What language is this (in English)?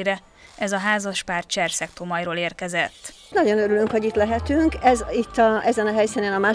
Hungarian